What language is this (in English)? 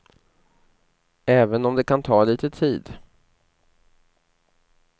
Swedish